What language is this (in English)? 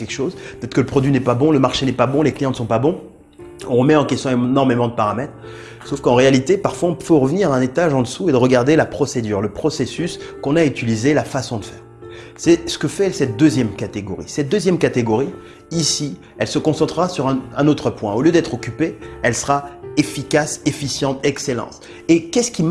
French